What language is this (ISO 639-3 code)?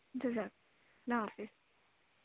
urd